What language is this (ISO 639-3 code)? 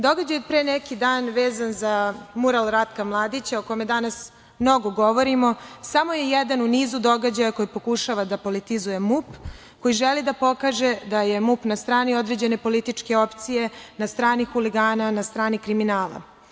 srp